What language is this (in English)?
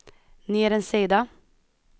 Swedish